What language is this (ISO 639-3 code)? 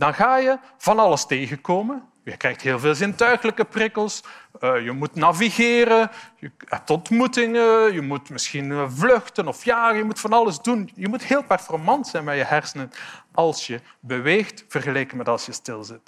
nld